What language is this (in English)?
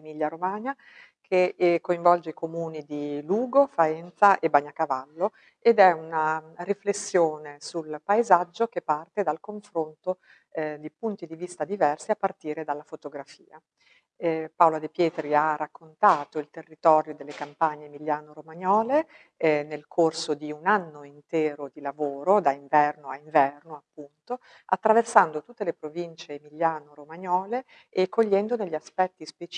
Italian